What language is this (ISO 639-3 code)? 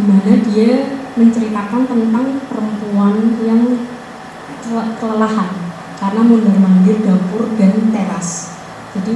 ind